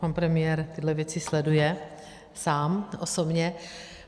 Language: Czech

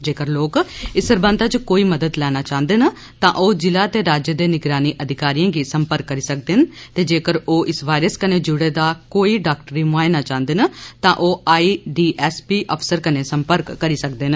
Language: Dogri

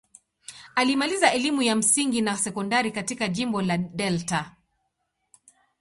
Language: Swahili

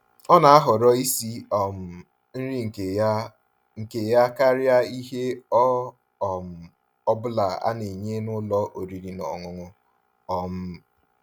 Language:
Igbo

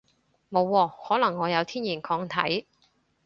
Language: Cantonese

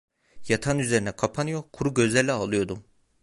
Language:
Turkish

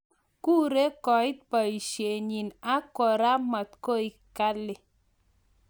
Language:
Kalenjin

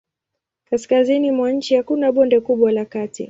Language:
Swahili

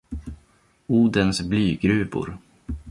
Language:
Swedish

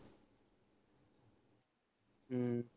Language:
Punjabi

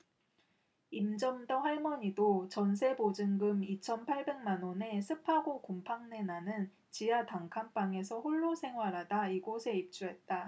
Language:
Korean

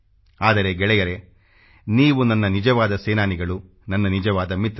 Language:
Kannada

